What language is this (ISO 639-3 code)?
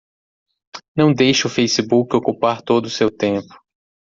por